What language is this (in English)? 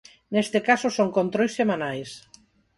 Galician